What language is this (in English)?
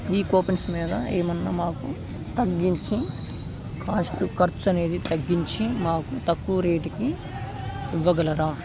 Telugu